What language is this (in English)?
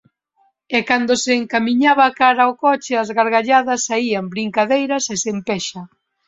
Galician